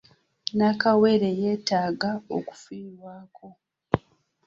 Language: Ganda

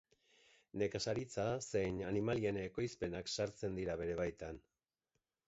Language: Basque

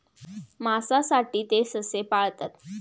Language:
Marathi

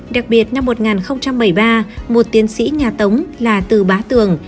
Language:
Vietnamese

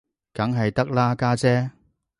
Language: Cantonese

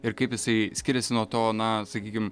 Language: Lithuanian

